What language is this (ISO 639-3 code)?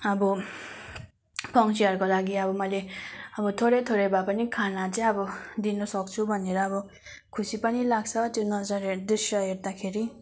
nep